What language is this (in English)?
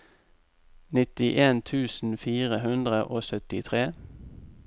Norwegian